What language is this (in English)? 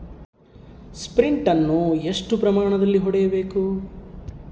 Kannada